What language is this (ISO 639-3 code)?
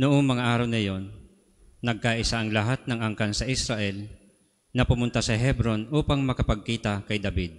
fil